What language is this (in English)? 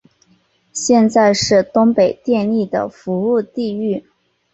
Chinese